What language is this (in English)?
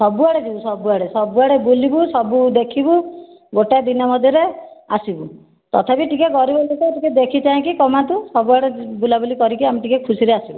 Odia